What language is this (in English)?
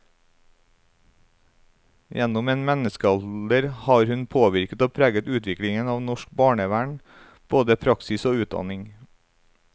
Norwegian